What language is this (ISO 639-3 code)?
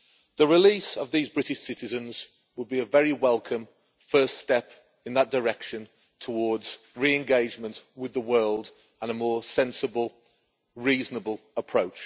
eng